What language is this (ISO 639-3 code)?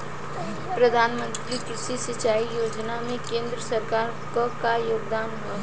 bho